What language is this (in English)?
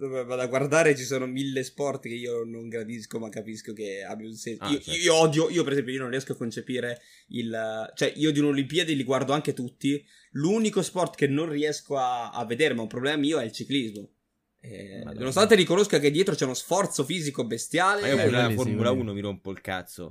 Italian